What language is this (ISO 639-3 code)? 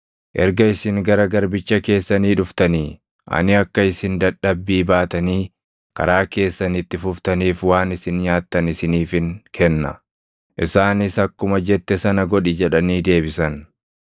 orm